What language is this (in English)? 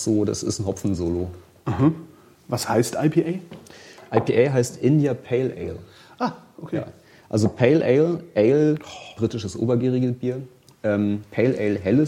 German